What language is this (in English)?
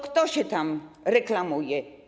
Polish